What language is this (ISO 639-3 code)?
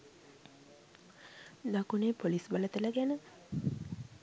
sin